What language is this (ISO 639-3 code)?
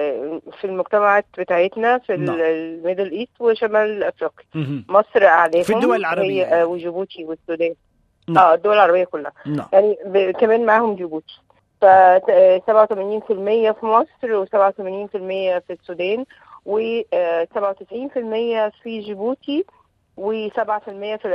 ara